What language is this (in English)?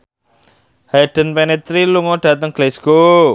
Javanese